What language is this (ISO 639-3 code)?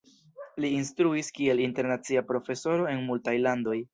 epo